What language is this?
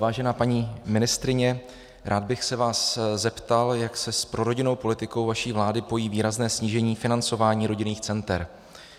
Czech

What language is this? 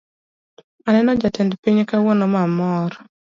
Luo (Kenya and Tanzania)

